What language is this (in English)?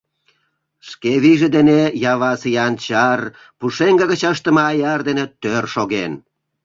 Mari